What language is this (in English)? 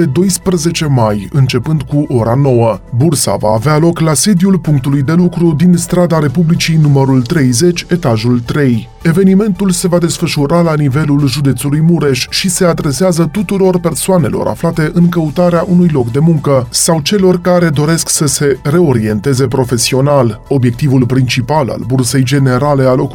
Romanian